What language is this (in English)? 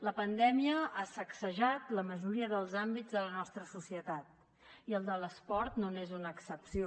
Catalan